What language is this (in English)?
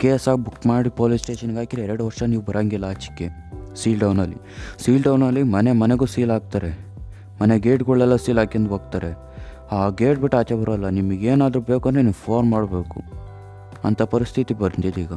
Kannada